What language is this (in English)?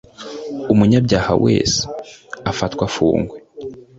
Kinyarwanda